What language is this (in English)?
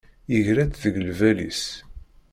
Kabyle